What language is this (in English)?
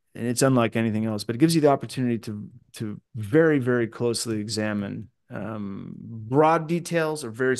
English